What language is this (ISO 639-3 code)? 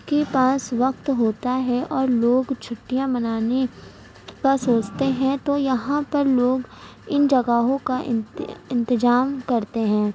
urd